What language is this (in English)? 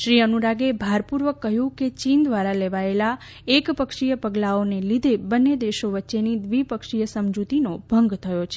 Gujarati